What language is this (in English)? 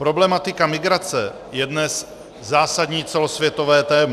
Czech